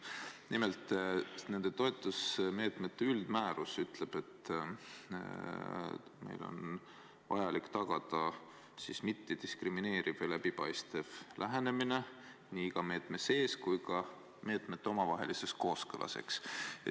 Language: Estonian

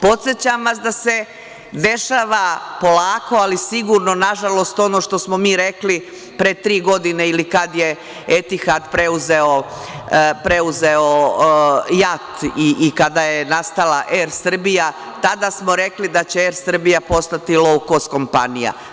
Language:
Serbian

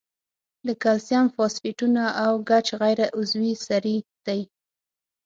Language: Pashto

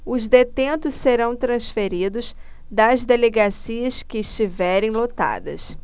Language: Portuguese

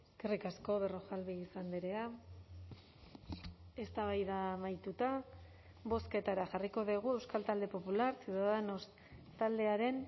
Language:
Basque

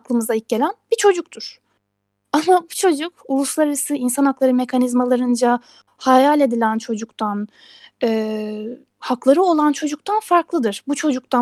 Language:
Turkish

